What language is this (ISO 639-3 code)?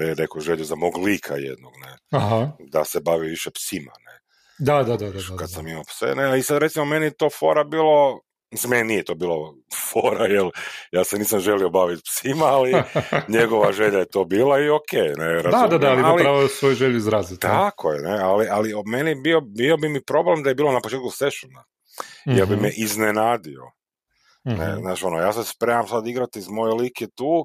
hrv